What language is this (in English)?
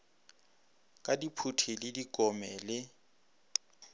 Northern Sotho